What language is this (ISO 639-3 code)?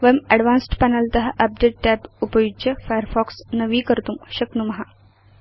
san